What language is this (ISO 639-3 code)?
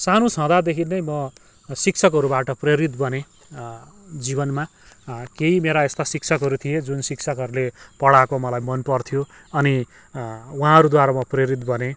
nep